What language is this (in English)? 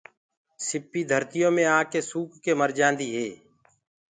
Gurgula